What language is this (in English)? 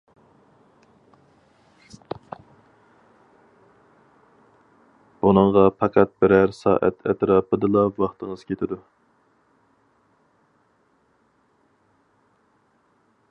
Uyghur